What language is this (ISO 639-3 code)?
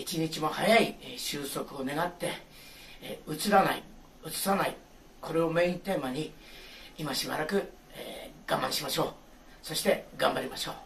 jpn